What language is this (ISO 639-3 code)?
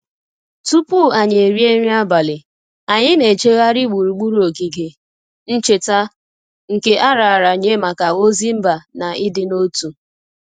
ibo